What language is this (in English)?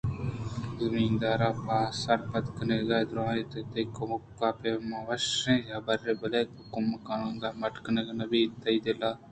Eastern Balochi